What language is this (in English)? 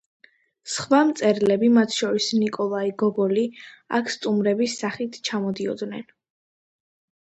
Georgian